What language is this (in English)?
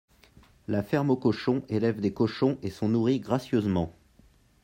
French